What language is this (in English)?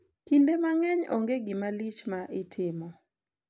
Luo (Kenya and Tanzania)